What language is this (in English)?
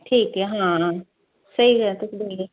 Punjabi